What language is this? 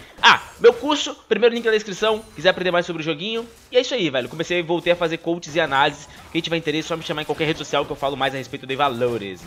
Portuguese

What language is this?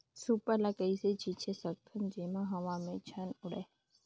Chhattisgarhi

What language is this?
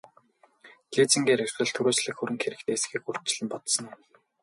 Mongolian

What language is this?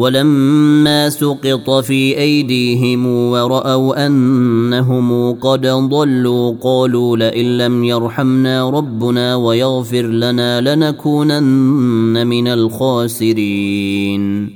Arabic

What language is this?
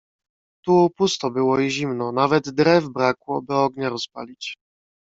Polish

